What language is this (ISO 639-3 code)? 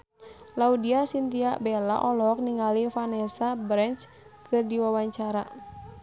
sun